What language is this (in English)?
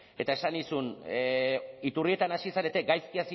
Basque